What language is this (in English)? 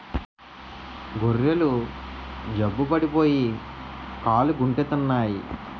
Telugu